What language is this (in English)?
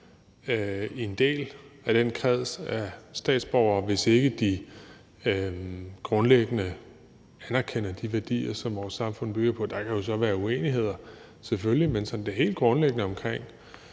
Danish